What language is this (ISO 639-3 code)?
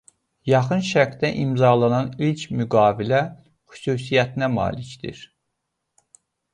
aze